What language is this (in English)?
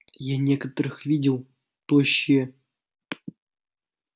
Russian